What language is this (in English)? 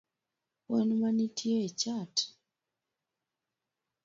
Luo (Kenya and Tanzania)